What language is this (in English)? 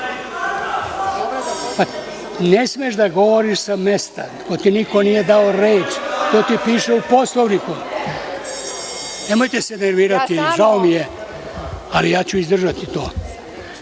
Serbian